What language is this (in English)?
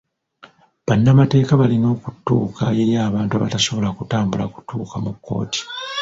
Ganda